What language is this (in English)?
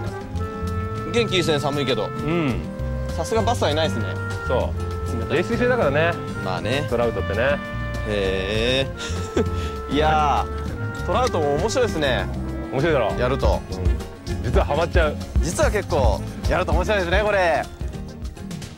Japanese